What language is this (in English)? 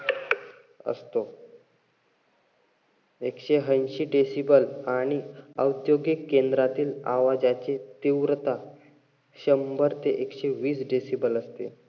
Marathi